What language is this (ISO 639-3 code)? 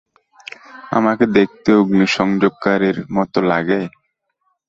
ben